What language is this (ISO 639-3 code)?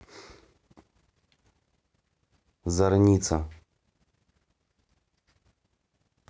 rus